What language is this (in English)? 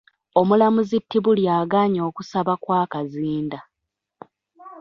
Ganda